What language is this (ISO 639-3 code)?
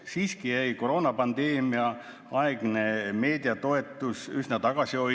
est